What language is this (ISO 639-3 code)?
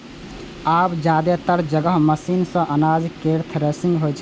mai